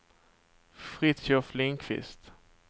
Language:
Swedish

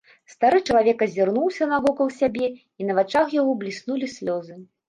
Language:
Belarusian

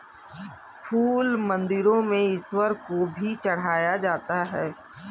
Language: Hindi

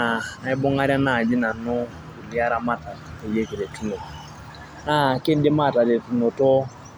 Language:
Masai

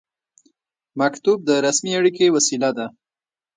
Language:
Pashto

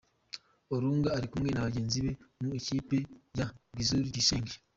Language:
Kinyarwanda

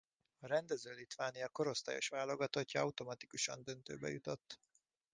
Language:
Hungarian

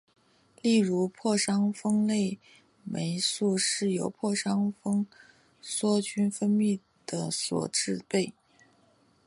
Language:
Chinese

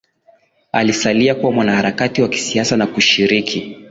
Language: Swahili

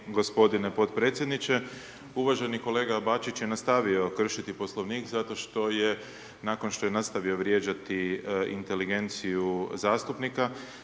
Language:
Croatian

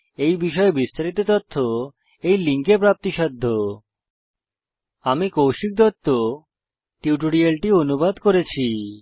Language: Bangla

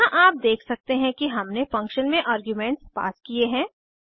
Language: Hindi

